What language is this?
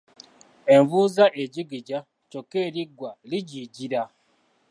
Ganda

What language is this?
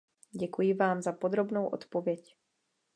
Czech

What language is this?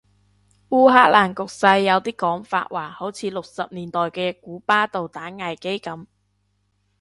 Cantonese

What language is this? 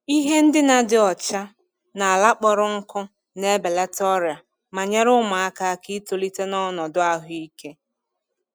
Igbo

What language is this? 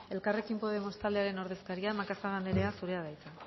Basque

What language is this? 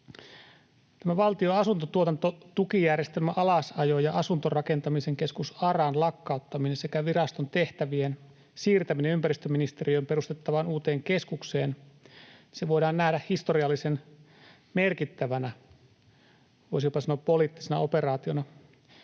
Finnish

